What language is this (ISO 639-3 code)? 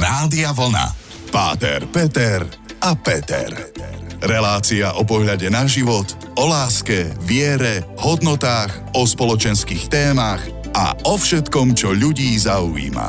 slk